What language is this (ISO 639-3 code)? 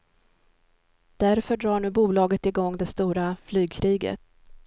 swe